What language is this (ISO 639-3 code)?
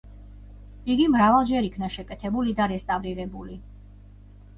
kat